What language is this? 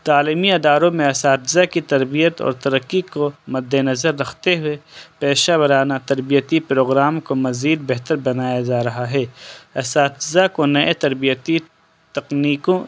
Urdu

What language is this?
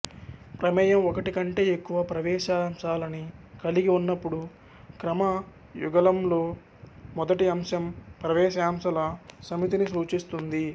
Telugu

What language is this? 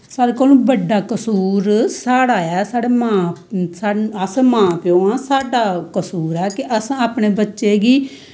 Dogri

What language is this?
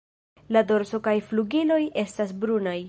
Esperanto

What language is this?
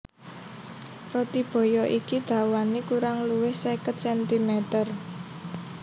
Javanese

